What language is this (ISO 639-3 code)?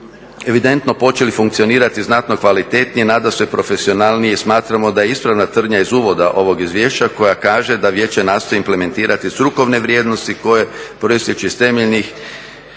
hrv